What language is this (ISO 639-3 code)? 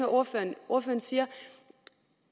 dan